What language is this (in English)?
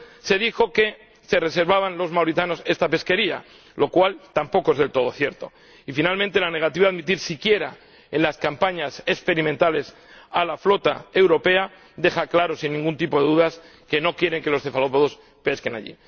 Spanish